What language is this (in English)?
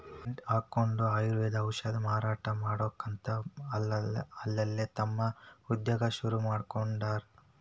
Kannada